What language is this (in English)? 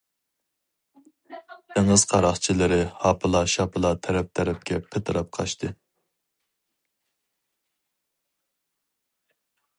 Uyghur